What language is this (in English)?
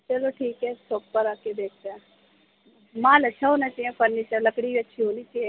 Urdu